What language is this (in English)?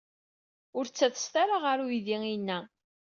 Kabyle